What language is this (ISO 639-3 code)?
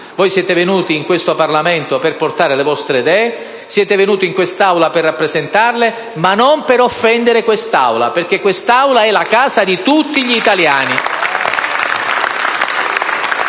ita